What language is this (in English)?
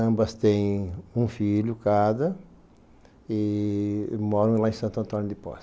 Portuguese